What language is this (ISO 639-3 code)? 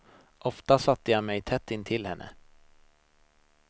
swe